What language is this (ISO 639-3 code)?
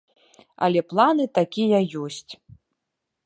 bel